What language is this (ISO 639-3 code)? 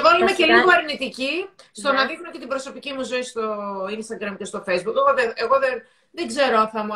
ell